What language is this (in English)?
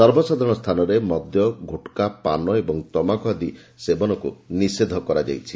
Odia